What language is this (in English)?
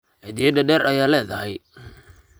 Somali